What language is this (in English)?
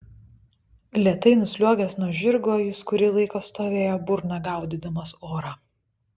Lithuanian